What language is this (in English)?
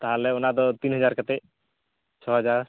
Santali